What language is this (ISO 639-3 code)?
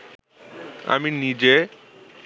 ben